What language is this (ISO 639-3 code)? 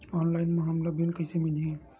hne